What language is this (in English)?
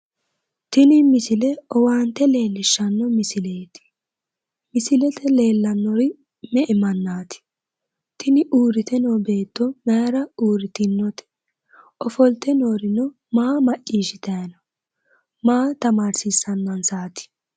Sidamo